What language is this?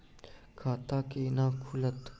Maithili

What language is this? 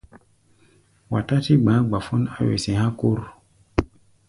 Gbaya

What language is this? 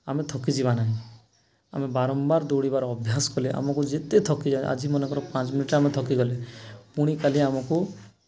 Odia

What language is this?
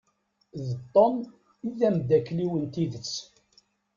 Kabyle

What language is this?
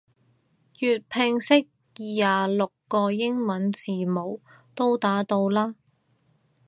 Cantonese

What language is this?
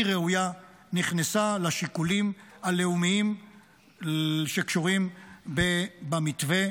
Hebrew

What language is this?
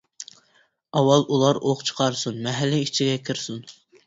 Uyghur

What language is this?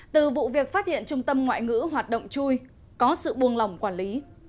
Vietnamese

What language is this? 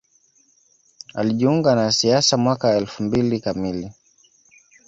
Swahili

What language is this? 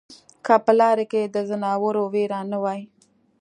Pashto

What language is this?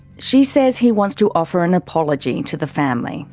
English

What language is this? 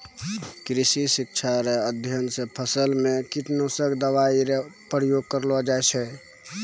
Maithili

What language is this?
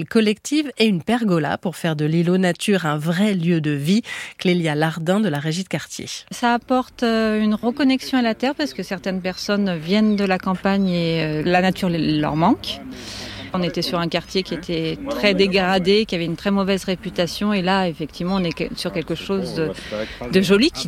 French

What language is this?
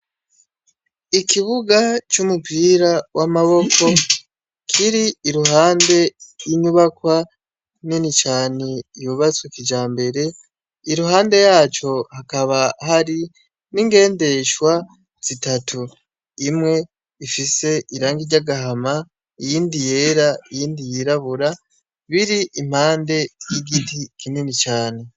Rundi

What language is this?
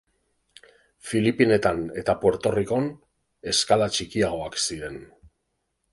Basque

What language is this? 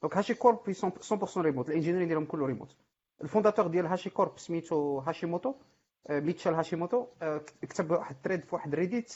Arabic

